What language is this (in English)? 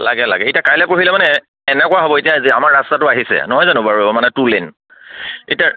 Assamese